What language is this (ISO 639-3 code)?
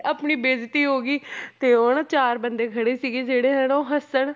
pan